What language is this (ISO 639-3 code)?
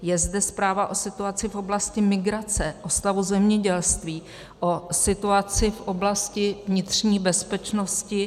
ces